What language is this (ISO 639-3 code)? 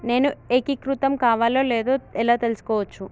tel